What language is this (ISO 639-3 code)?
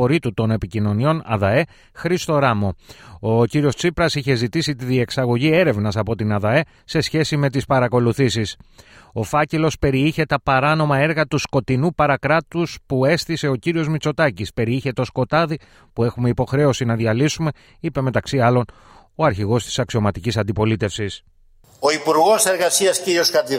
ell